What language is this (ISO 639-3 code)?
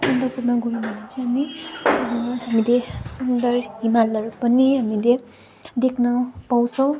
nep